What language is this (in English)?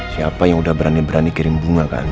Indonesian